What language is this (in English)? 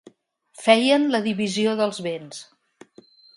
Catalan